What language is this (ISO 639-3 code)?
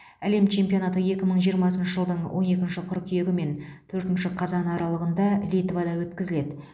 kaz